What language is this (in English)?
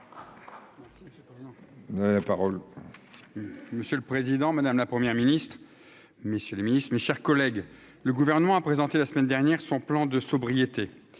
French